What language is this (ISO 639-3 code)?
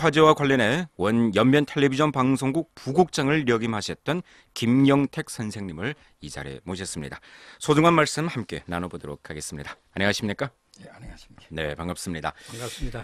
kor